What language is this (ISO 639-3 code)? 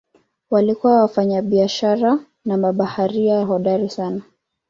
swa